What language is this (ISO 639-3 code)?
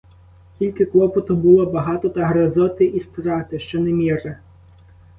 ukr